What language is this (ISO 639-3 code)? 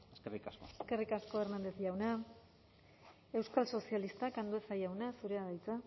eus